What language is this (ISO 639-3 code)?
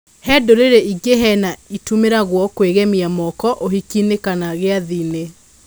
kik